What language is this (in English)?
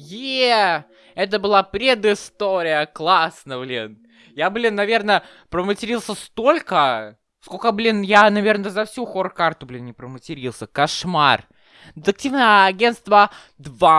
Russian